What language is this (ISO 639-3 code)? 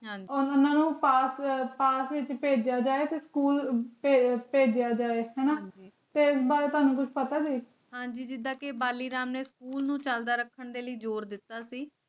pan